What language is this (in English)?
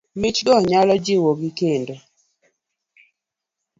Luo (Kenya and Tanzania)